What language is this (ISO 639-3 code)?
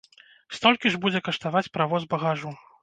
bel